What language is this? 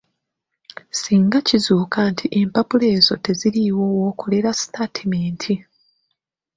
Ganda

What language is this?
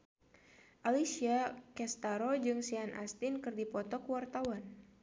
Sundanese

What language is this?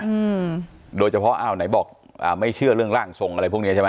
Thai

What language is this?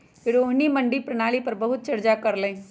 Magahi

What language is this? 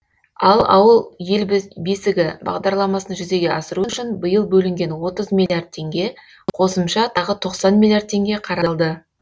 Kazakh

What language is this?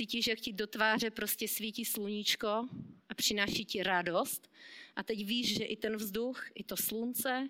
Czech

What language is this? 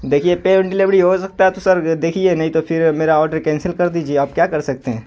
Urdu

